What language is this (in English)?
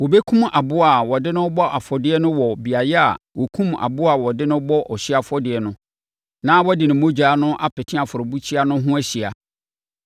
Akan